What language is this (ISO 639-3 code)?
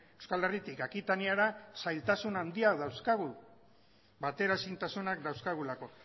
eus